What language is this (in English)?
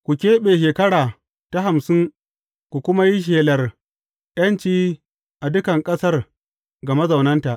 Hausa